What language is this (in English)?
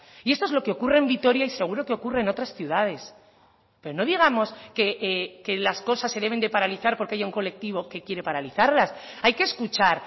Spanish